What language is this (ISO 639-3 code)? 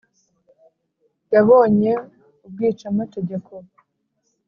kin